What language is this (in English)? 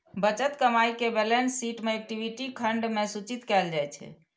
Maithili